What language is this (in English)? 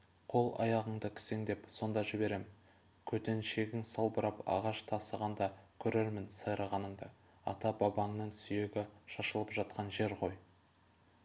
Kazakh